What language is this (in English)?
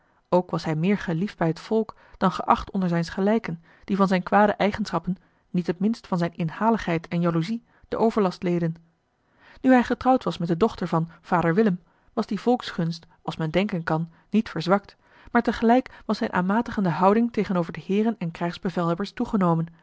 Dutch